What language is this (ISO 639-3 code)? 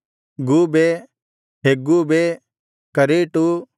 kan